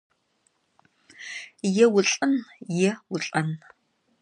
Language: Kabardian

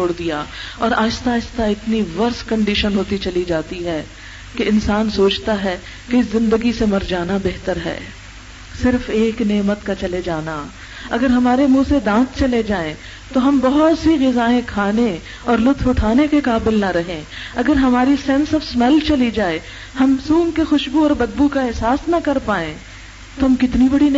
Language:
Urdu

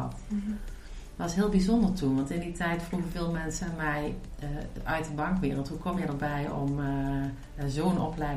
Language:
Dutch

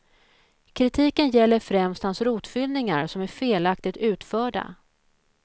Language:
Swedish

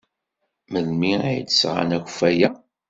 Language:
Kabyle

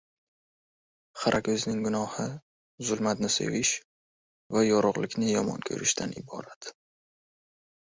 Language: Uzbek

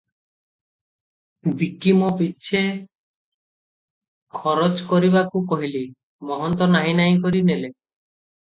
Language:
Odia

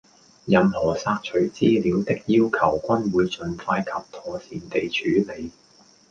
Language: Cantonese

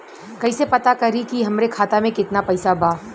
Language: Bhojpuri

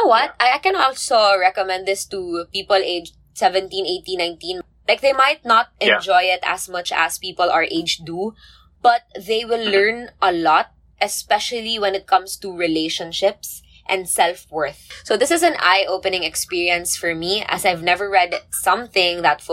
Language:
English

